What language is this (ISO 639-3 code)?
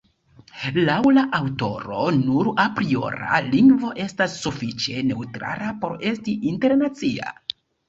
epo